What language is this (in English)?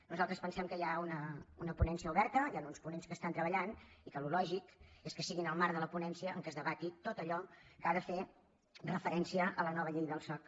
Catalan